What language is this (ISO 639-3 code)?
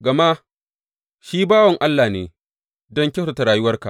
hau